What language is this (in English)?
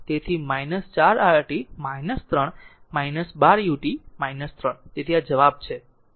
Gujarati